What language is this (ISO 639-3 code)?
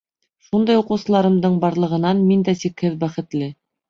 bak